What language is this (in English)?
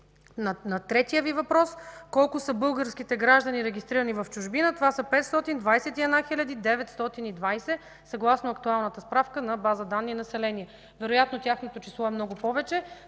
Bulgarian